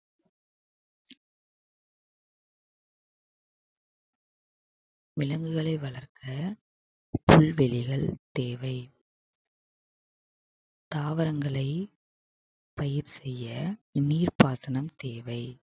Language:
Tamil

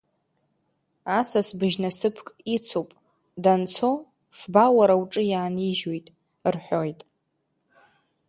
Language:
Abkhazian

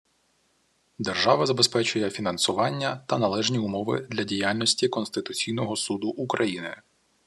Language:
Ukrainian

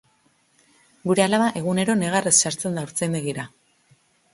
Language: Basque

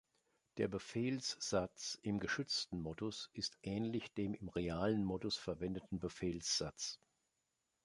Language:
German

